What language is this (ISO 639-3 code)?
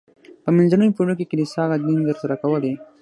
pus